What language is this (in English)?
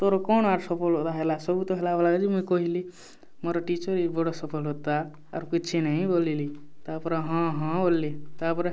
Odia